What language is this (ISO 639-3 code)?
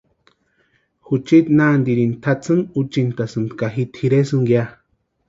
pua